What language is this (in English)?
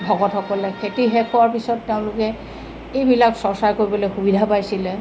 Assamese